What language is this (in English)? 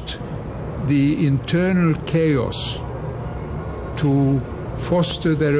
Swedish